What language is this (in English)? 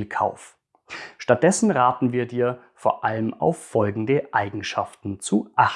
German